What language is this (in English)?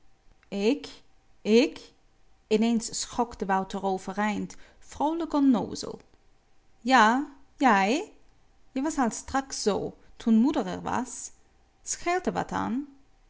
Dutch